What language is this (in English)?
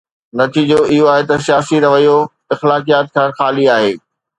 Sindhi